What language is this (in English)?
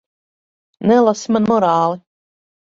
Latvian